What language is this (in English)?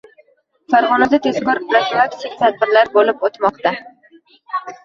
Uzbek